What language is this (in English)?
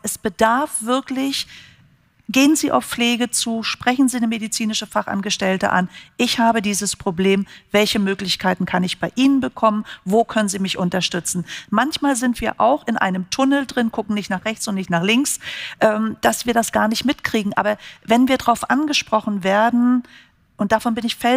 German